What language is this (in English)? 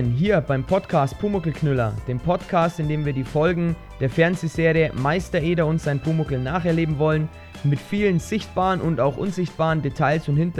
German